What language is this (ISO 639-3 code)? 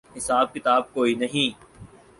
urd